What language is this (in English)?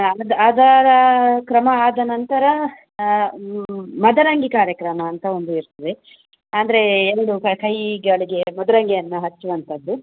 Kannada